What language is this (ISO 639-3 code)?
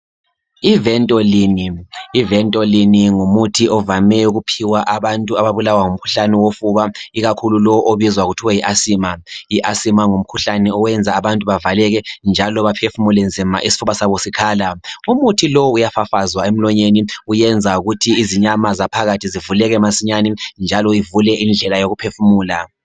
nde